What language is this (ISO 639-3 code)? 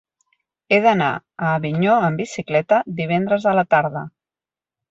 cat